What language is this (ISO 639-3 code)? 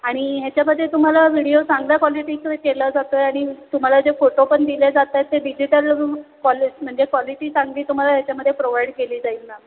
mar